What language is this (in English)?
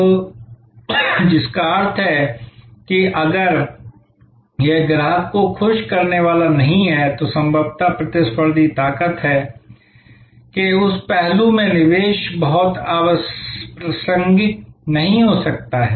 Hindi